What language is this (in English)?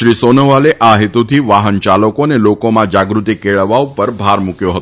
Gujarati